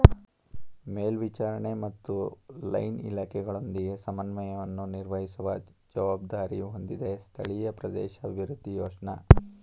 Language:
Kannada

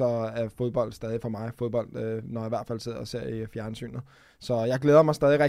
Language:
Danish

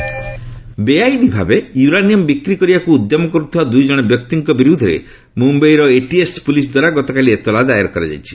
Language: Odia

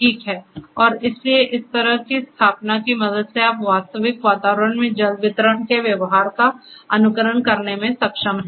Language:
Hindi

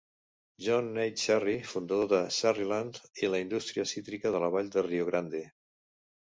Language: Catalan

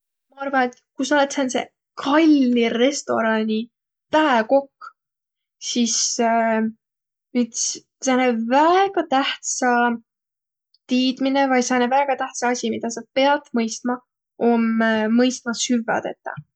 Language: Võro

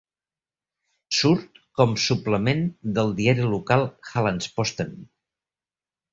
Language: Catalan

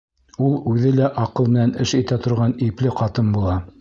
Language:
Bashkir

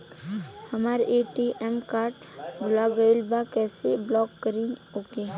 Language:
Bhojpuri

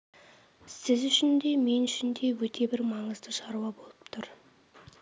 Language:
Kazakh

